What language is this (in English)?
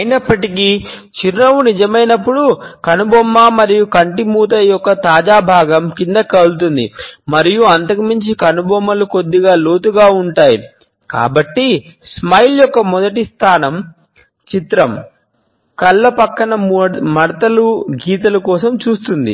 Telugu